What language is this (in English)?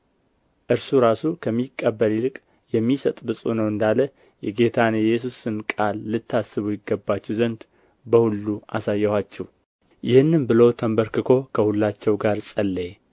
Amharic